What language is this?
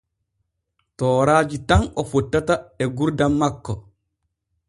Borgu Fulfulde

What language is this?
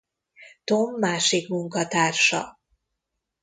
Hungarian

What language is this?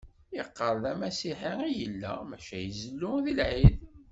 Kabyle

